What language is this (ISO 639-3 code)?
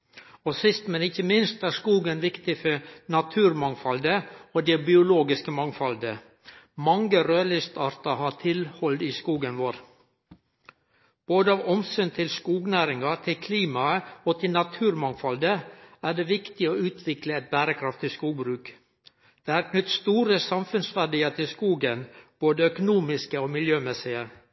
nno